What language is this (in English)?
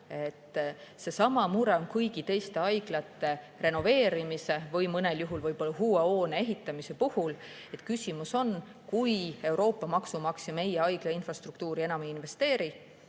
Estonian